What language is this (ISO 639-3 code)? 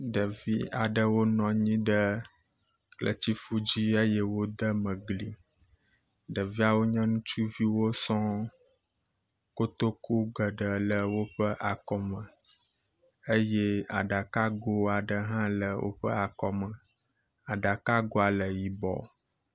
ewe